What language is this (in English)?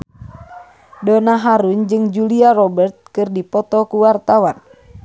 Sundanese